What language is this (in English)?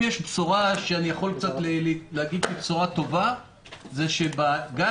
Hebrew